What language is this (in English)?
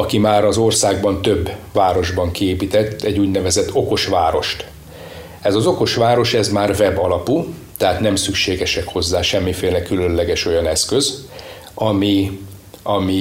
Hungarian